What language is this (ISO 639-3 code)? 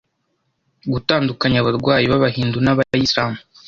kin